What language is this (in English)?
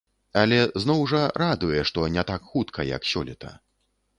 Belarusian